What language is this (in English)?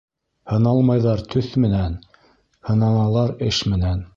Bashkir